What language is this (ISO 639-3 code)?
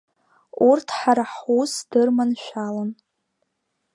abk